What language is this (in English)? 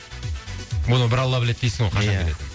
Kazakh